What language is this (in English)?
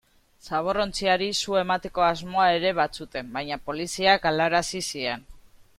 Basque